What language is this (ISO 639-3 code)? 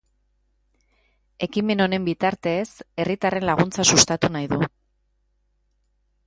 eus